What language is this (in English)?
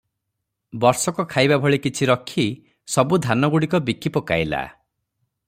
Odia